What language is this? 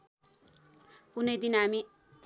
Nepali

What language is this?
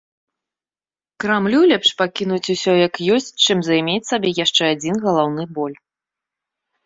Belarusian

